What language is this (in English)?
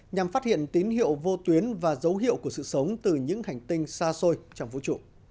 Vietnamese